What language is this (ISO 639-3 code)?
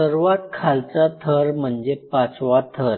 mar